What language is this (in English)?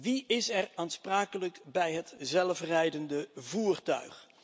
Dutch